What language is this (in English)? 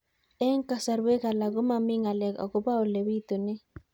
Kalenjin